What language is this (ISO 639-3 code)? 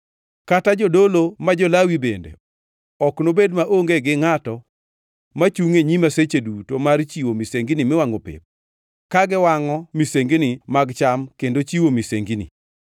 luo